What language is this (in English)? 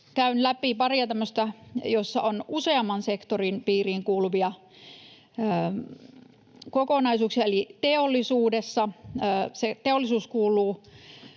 Finnish